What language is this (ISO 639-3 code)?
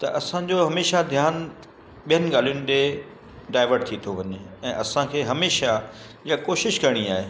snd